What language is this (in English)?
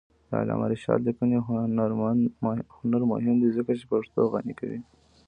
Pashto